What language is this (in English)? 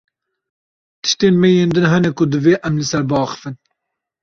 Kurdish